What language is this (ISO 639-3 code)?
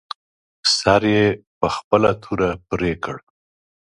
pus